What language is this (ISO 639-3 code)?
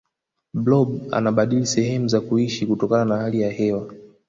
swa